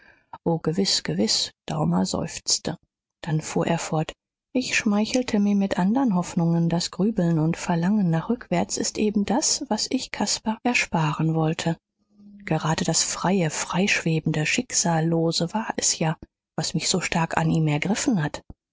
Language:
German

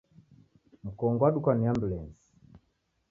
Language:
Taita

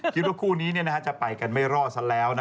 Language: Thai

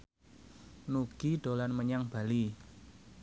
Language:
Javanese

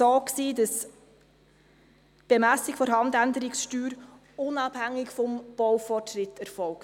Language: Swiss German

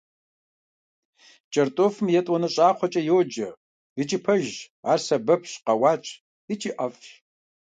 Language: Kabardian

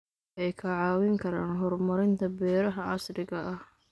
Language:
Somali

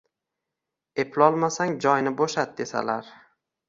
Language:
Uzbek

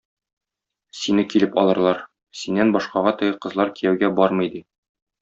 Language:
Tatar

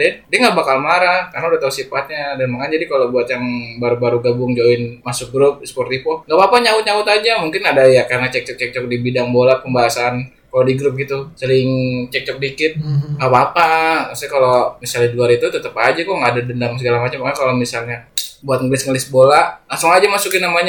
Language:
Indonesian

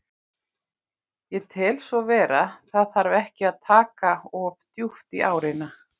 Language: Icelandic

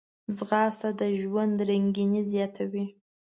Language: Pashto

